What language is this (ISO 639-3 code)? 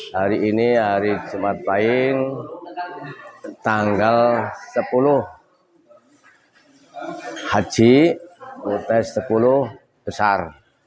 ind